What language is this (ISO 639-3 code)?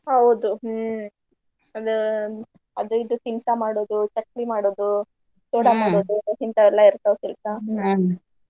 kan